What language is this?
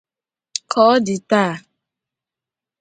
Igbo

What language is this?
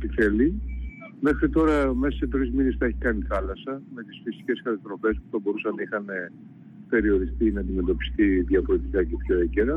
Greek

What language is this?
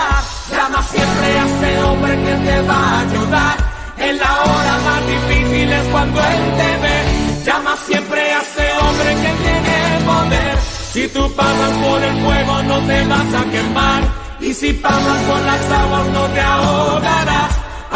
Spanish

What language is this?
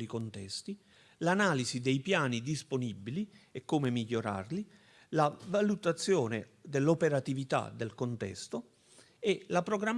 Italian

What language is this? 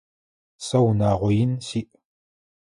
Adyghe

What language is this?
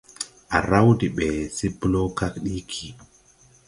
Tupuri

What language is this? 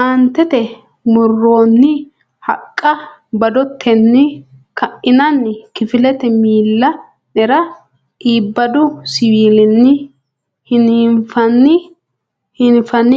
Sidamo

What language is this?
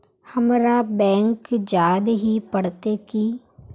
Magahi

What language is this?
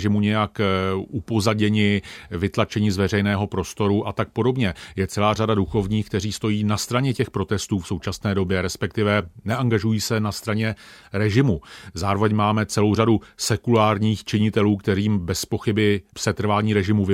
Czech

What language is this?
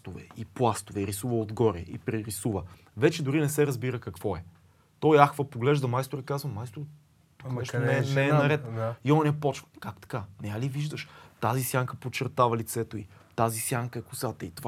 Bulgarian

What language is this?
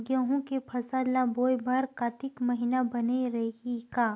Chhattisgarhi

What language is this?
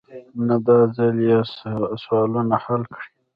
Pashto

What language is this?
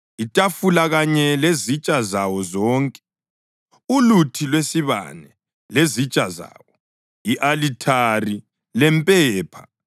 North Ndebele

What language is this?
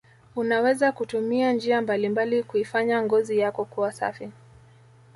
Swahili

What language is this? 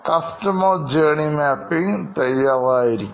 Malayalam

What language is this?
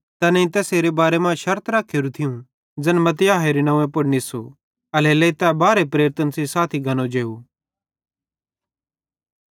Bhadrawahi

